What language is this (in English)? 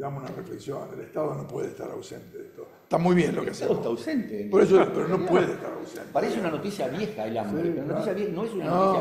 Spanish